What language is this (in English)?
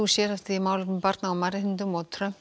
Icelandic